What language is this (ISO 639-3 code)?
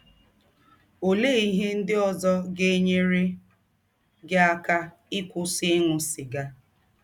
ibo